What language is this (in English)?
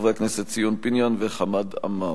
Hebrew